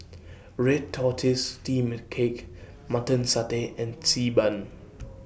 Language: English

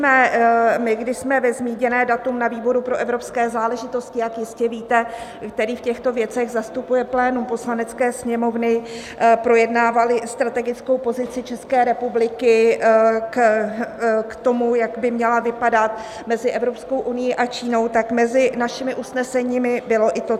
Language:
Czech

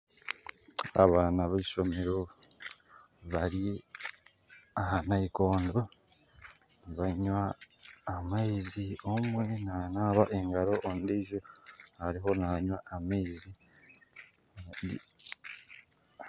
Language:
Nyankole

